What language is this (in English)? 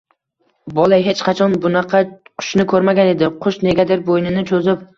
Uzbek